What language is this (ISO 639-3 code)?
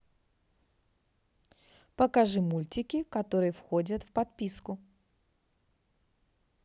rus